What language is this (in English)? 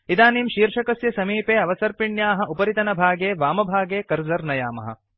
Sanskrit